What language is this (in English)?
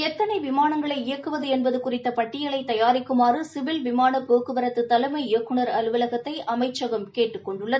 Tamil